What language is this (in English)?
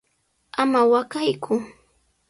Sihuas Ancash Quechua